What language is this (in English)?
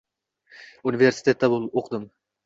Uzbek